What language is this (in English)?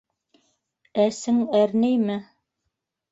Bashkir